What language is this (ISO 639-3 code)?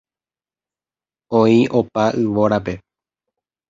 grn